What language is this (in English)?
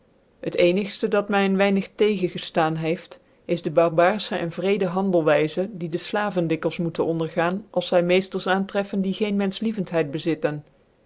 Dutch